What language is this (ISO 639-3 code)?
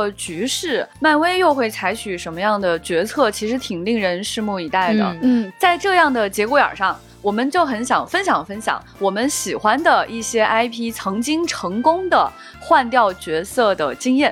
zho